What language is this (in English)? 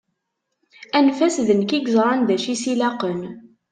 Kabyle